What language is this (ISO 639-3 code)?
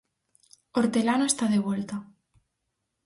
glg